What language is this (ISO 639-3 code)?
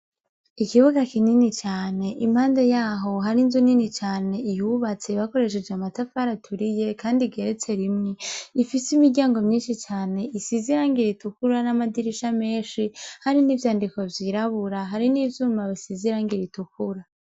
run